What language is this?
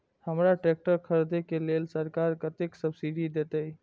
Maithili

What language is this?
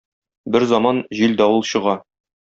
Tatar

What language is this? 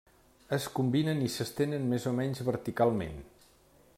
Catalan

